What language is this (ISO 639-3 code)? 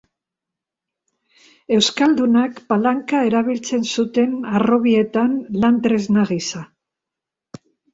eus